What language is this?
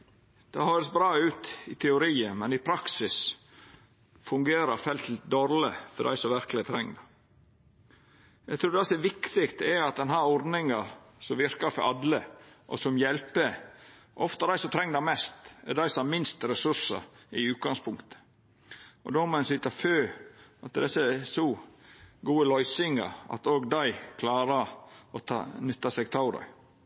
Norwegian Nynorsk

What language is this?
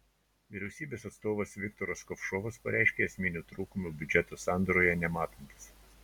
Lithuanian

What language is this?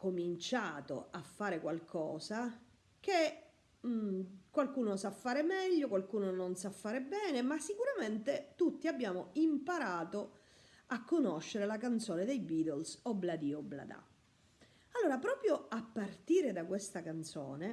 Italian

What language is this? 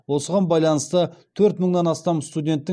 Kazakh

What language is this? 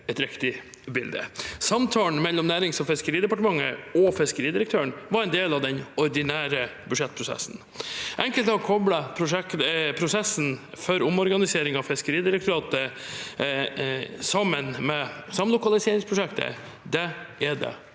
Norwegian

